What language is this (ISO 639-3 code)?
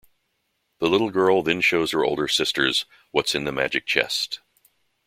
eng